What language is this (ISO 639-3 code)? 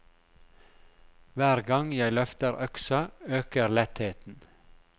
nor